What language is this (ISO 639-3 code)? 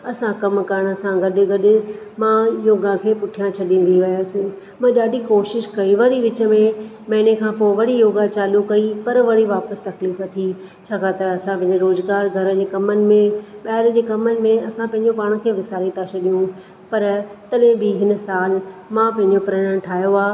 snd